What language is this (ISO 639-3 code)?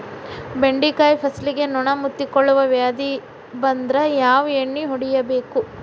kan